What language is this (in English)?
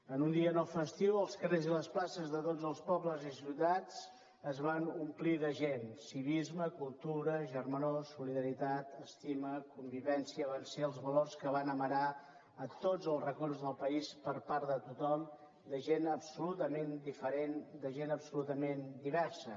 Catalan